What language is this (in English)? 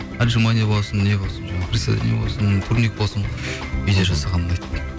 Kazakh